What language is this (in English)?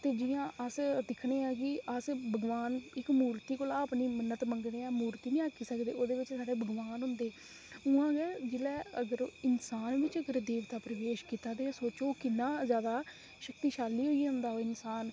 Dogri